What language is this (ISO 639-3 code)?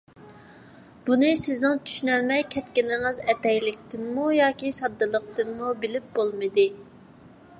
uig